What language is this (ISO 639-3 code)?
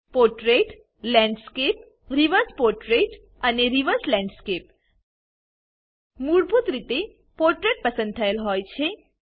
guj